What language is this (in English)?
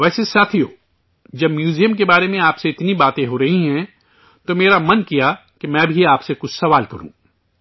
Urdu